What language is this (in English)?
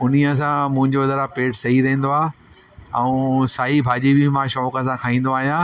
Sindhi